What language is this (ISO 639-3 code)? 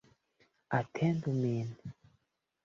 epo